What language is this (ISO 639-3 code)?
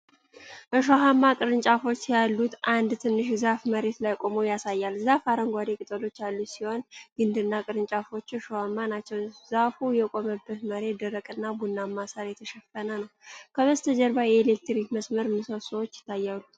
amh